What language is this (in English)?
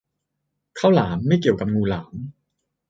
Thai